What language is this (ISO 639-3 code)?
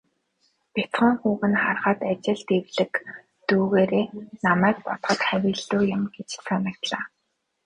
mon